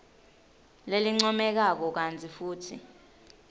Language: Swati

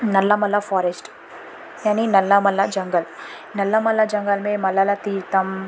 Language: Urdu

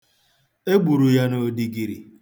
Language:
Igbo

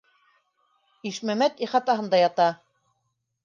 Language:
Bashkir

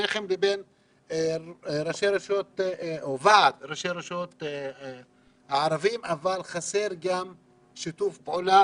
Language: Hebrew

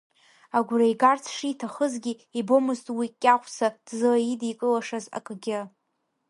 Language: Abkhazian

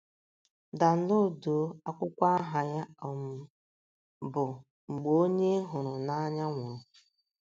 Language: Igbo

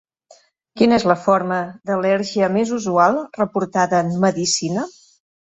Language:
Catalan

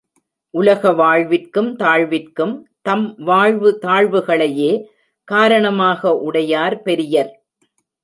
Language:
Tamil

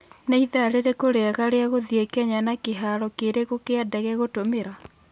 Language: Kikuyu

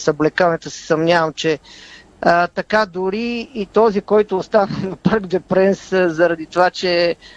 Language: Bulgarian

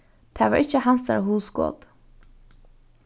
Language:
Faroese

